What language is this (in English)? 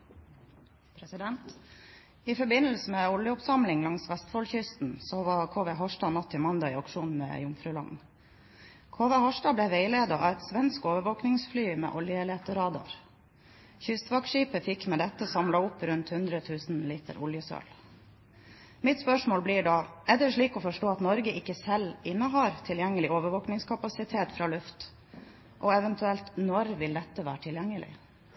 Norwegian Bokmål